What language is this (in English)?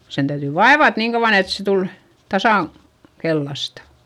Finnish